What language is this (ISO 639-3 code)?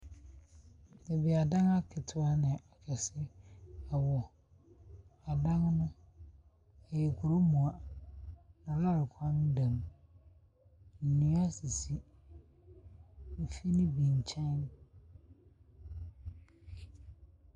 aka